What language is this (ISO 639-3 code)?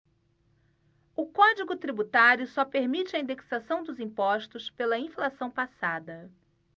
por